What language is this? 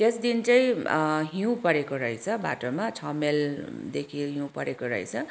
Nepali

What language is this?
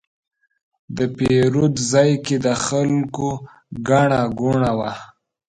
Pashto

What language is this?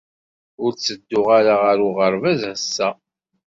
Kabyle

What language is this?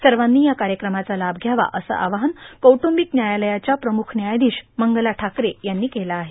Marathi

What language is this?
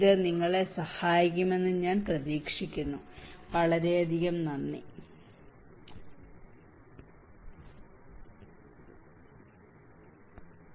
Malayalam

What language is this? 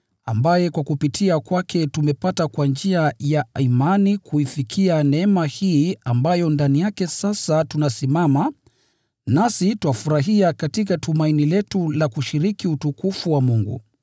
Swahili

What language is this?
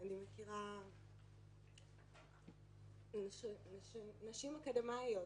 Hebrew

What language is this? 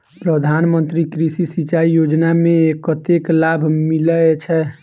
Maithili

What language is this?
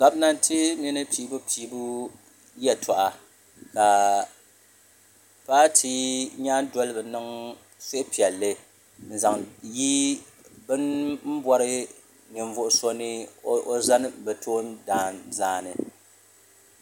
Dagbani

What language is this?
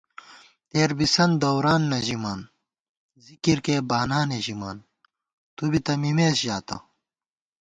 Gawar-Bati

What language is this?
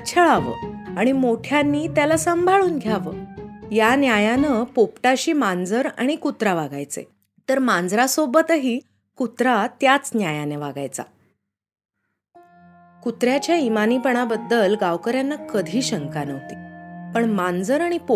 Marathi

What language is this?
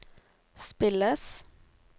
Norwegian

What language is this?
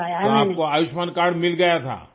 Urdu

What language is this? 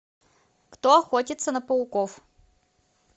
Russian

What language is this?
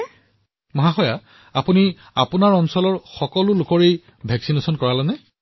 Assamese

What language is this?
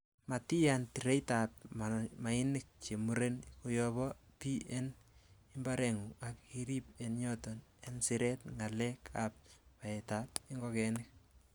Kalenjin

